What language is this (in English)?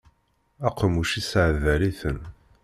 Kabyle